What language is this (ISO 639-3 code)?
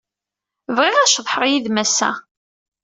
kab